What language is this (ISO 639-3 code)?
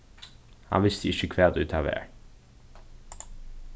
fao